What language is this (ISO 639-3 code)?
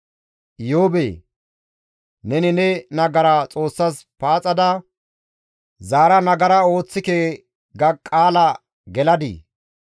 gmv